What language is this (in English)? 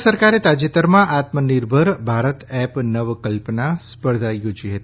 Gujarati